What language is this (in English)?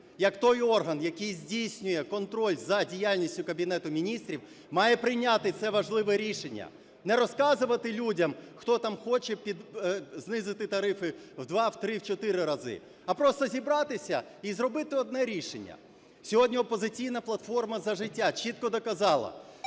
Ukrainian